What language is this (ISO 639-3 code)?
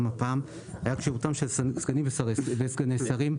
heb